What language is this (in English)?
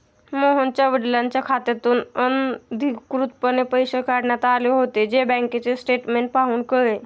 Marathi